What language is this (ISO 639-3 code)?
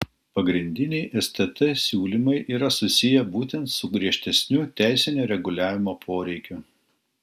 lit